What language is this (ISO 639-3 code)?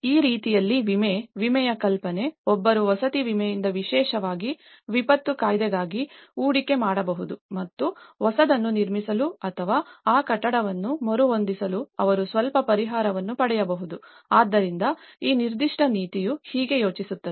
kan